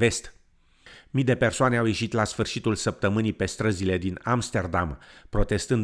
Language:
Romanian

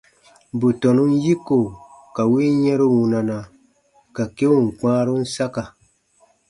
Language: Baatonum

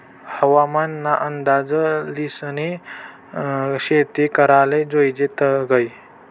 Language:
Marathi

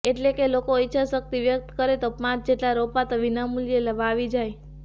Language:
Gujarati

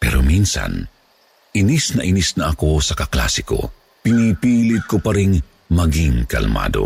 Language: Filipino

